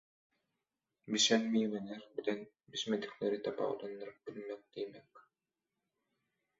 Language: Turkmen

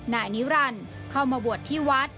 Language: Thai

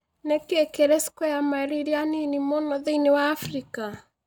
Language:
Kikuyu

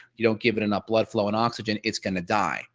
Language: English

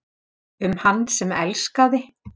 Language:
Icelandic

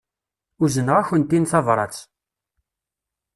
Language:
Kabyle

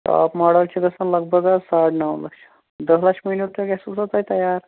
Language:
Kashmiri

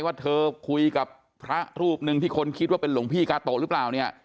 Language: Thai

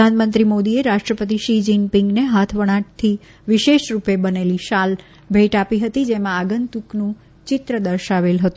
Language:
Gujarati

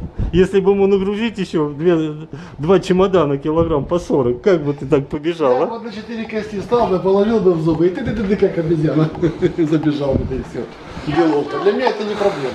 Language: Russian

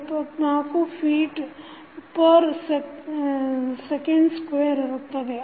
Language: Kannada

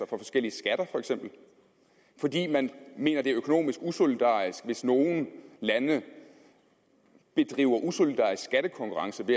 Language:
Danish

